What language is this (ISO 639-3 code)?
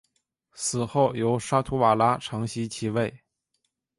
zho